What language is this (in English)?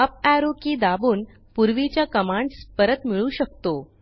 Marathi